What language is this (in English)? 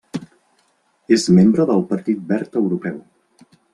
Catalan